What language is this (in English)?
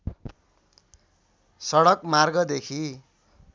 Nepali